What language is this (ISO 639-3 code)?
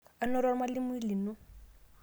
mas